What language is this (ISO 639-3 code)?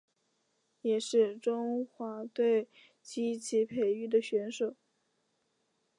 zho